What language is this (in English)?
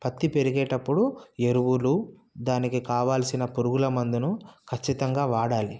Telugu